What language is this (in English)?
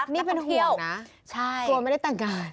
Thai